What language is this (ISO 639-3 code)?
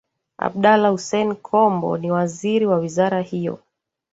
swa